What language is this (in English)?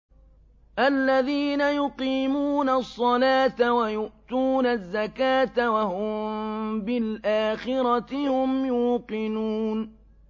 Arabic